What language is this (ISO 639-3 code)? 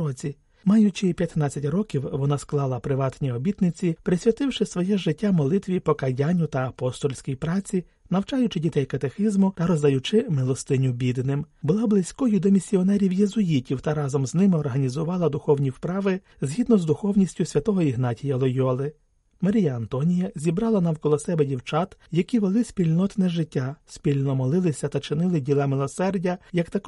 ukr